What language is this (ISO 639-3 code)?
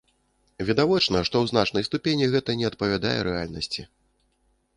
bel